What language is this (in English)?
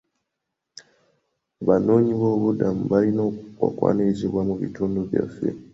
Ganda